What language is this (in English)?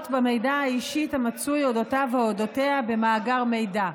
Hebrew